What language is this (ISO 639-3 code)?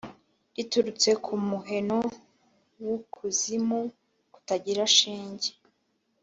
kin